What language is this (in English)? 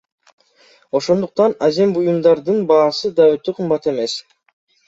Kyrgyz